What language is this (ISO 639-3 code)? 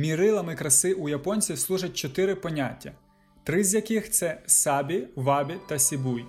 ukr